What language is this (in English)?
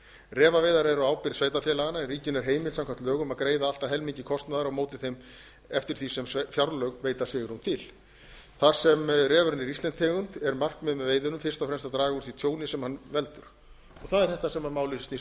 Icelandic